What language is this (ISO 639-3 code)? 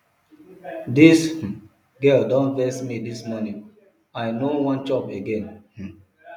pcm